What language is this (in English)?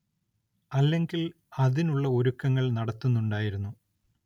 Malayalam